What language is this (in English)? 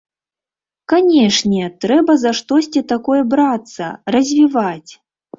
Belarusian